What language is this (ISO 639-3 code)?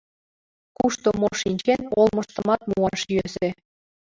chm